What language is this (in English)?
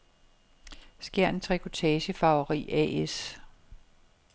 Danish